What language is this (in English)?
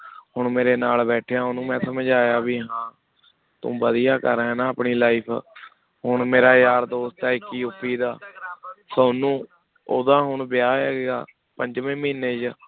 Punjabi